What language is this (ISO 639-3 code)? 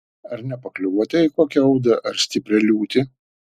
lit